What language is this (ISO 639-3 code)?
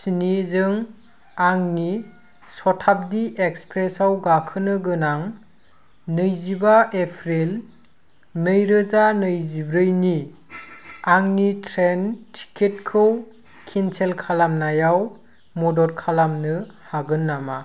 brx